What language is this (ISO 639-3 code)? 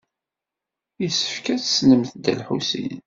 kab